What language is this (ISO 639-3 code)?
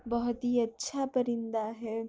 urd